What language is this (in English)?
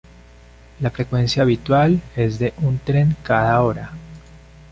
Spanish